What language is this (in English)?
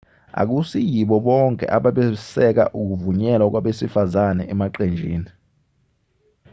Zulu